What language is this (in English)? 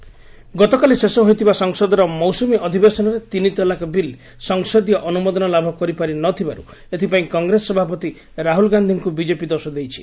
Odia